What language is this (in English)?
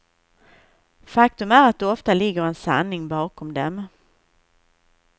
Swedish